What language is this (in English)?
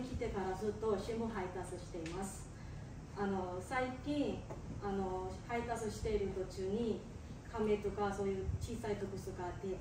Japanese